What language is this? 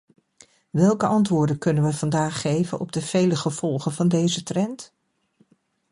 Dutch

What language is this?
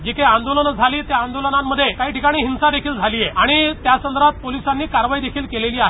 Marathi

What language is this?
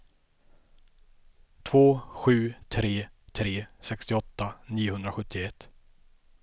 Swedish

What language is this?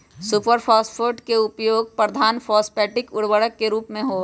Magahi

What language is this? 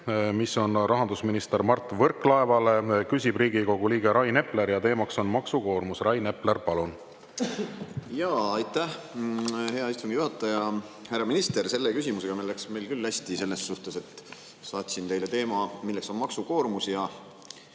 Estonian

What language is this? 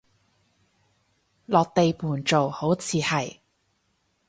Cantonese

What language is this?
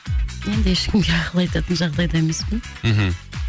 Kazakh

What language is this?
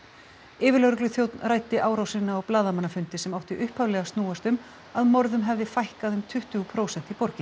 Icelandic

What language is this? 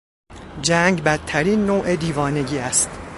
Persian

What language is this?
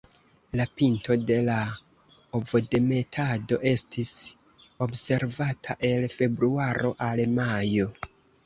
Esperanto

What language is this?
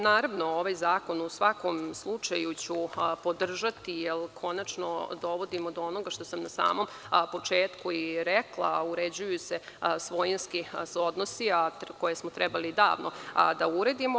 Serbian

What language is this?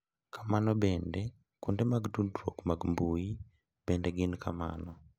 Luo (Kenya and Tanzania)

